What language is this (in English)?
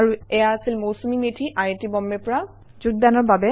Assamese